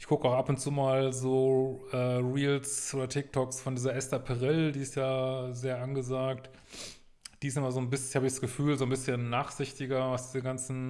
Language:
German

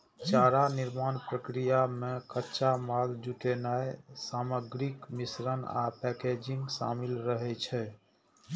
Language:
Maithili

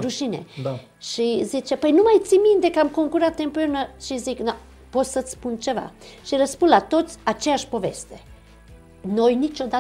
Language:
Romanian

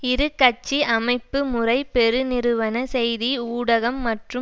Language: Tamil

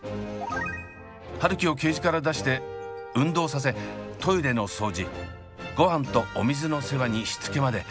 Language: Japanese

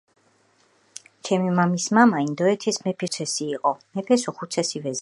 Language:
Georgian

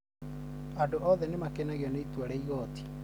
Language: Kikuyu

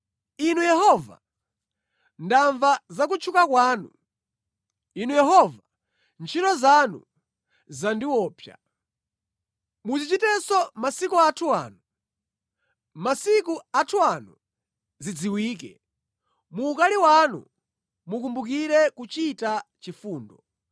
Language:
Nyanja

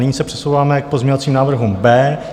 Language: Czech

